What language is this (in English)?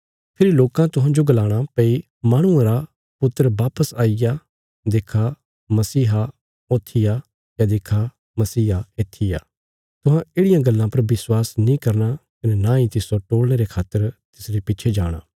Bilaspuri